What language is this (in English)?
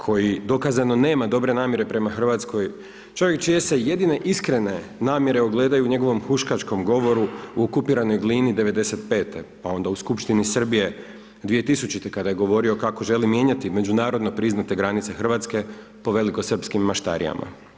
Croatian